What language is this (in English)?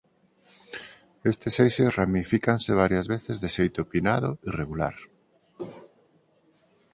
Galician